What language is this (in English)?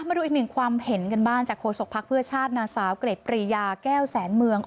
Thai